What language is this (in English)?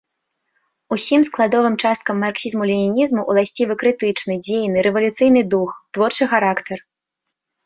Belarusian